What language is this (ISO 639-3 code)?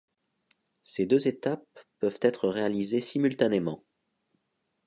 fra